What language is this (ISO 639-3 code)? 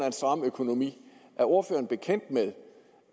dan